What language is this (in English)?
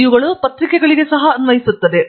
Kannada